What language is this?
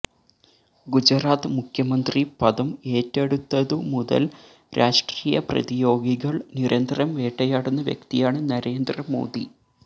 Malayalam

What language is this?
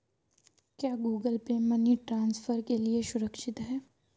Hindi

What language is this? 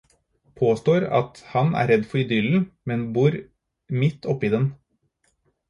Norwegian Bokmål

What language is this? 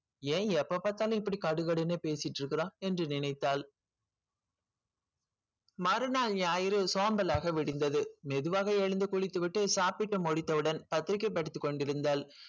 Tamil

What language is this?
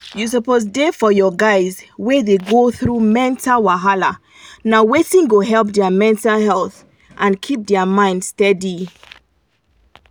Nigerian Pidgin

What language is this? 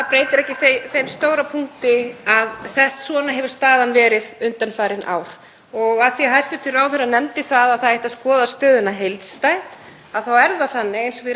Icelandic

